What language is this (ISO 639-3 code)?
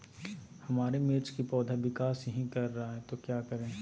mag